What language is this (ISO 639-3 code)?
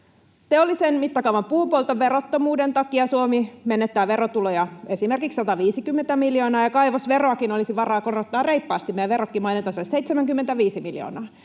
fin